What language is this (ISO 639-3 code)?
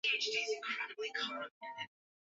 swa